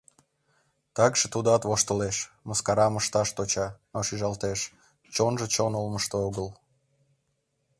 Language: Mari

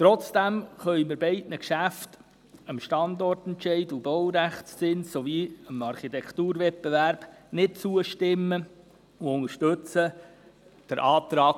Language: Swiss German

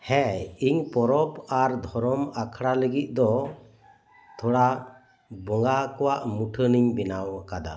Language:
Santali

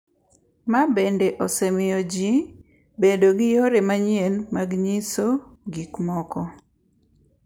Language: Luo (Kenya and Tanzania)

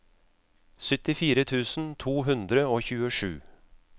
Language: Norwegian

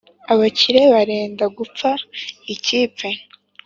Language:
Kinyarwanda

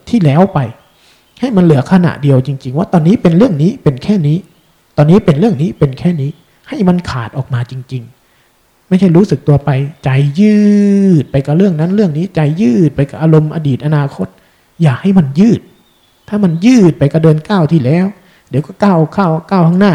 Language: Thai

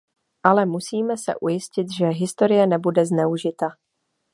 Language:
Czech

